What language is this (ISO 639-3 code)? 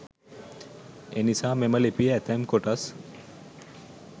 sin